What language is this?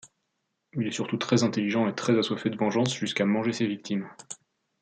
French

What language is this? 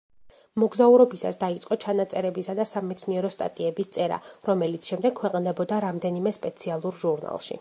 Georgian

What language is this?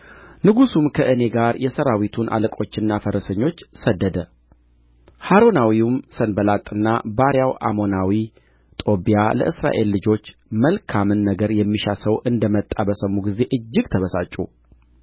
Amharic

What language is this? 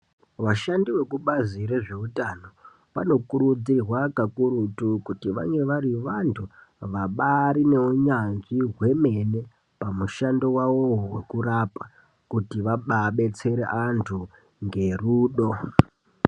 Ndau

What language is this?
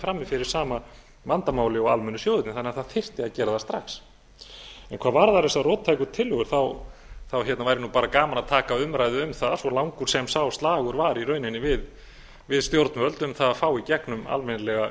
Icelandic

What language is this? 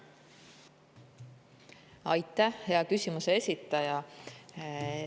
Estonian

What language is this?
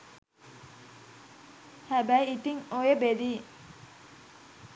Sinhala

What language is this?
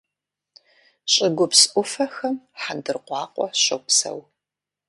Kabardian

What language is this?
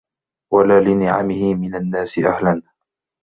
Arabic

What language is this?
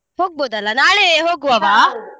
Kannada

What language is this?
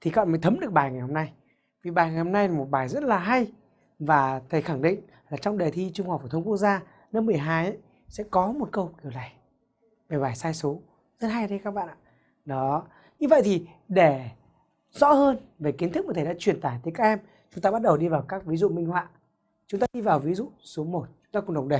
Vietnamese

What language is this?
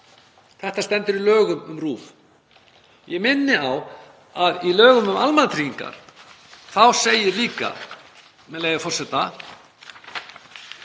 Icelandic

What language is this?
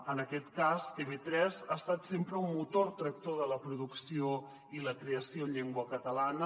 Catalan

